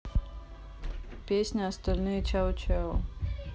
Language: Russian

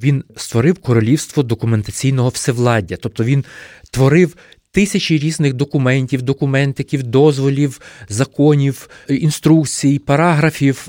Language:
Ukrainian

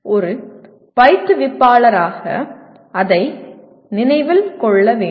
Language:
Tamil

